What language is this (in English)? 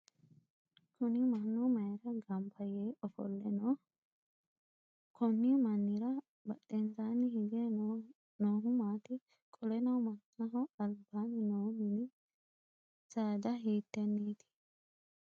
Sidamo